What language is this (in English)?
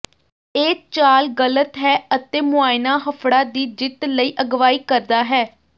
Punjabi